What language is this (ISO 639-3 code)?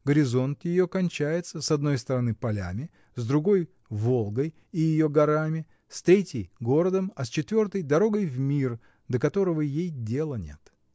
rus